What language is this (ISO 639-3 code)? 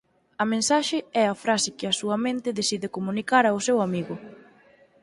glg